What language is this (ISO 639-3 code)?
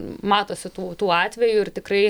lit